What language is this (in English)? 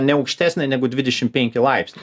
Lithuanian